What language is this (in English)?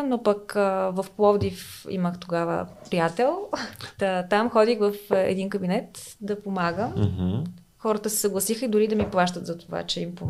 Bulgarian